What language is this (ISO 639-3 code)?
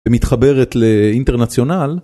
heb